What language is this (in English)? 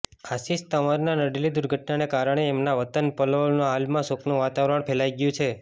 Gujarati